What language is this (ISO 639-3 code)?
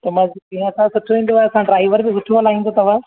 snd